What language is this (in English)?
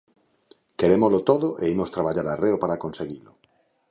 Galician